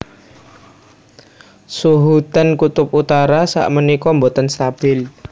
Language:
Javanese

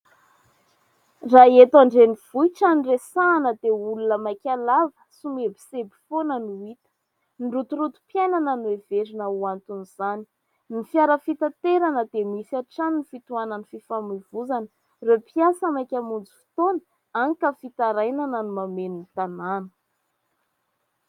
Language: Malagasy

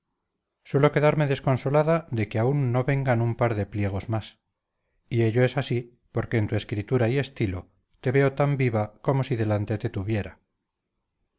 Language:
Spanish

